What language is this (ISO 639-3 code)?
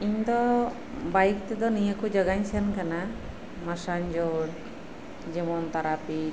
sat